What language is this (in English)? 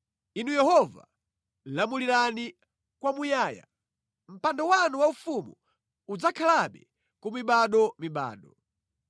Nyanja